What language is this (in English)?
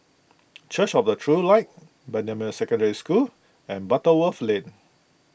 English